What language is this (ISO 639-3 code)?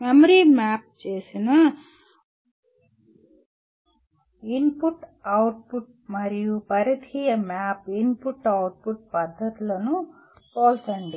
tel